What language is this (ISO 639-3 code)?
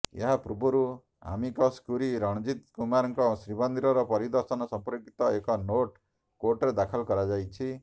ori